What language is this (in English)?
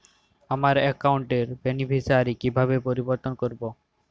Bangla